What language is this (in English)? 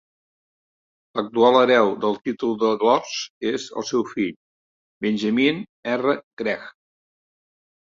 Catalan